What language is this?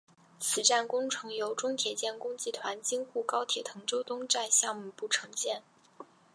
Chinese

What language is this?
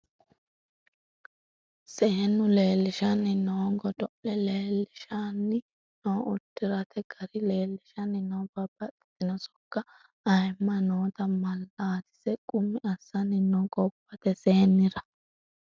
Sidamo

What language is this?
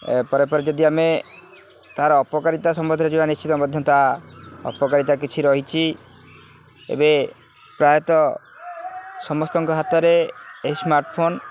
Odia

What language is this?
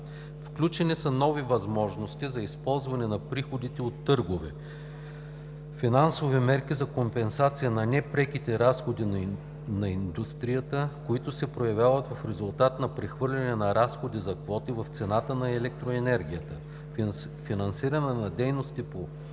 Bulgarian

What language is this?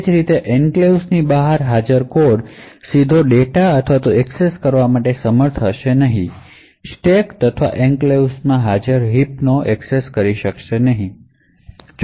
Gujarati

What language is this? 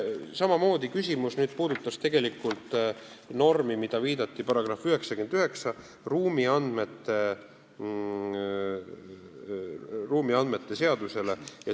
Estonian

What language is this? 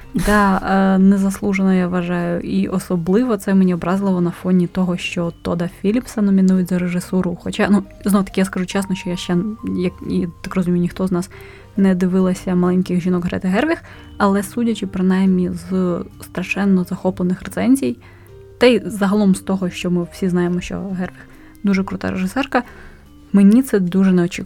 Ukrainian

